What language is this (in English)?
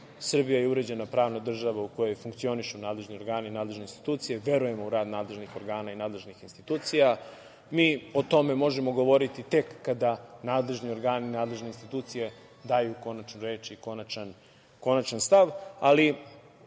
Serbian